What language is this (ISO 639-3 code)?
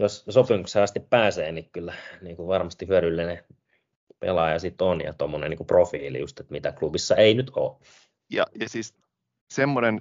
fin